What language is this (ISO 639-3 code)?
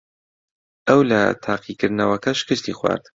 ckb